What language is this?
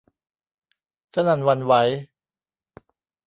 Thai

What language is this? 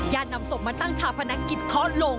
Thai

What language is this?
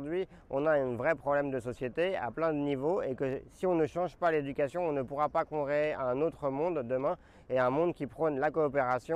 French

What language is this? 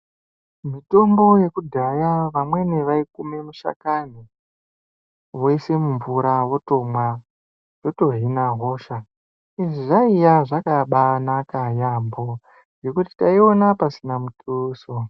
Ndau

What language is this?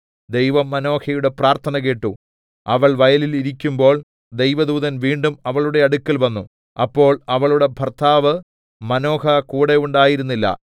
Malayalam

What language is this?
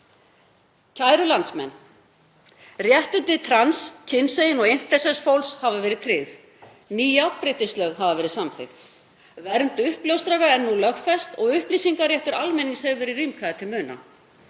Icelandic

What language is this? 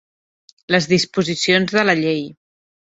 Catalan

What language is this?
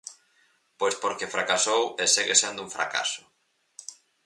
Galician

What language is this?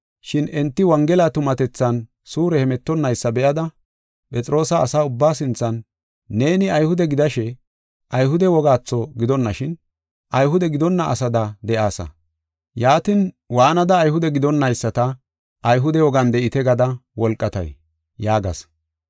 Gofa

